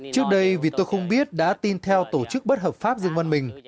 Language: Vietnamese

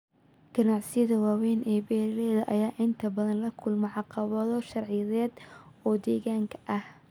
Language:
Somali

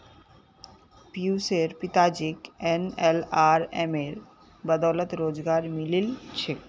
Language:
Magahi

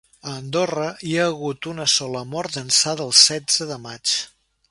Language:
Catalan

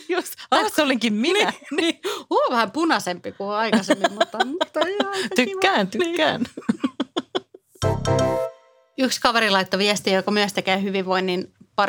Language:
Finnish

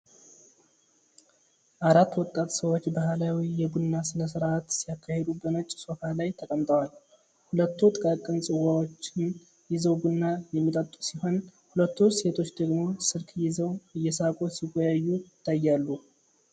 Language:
Amharic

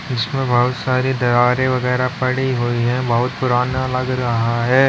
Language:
Hindi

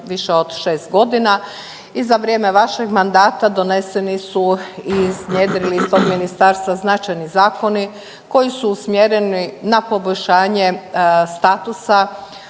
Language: Croatian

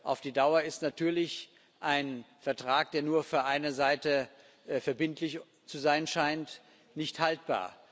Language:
German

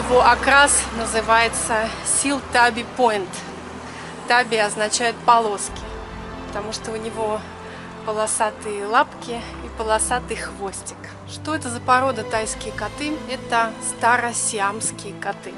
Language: Russian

